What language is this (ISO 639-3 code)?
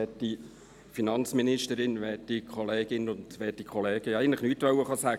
gsw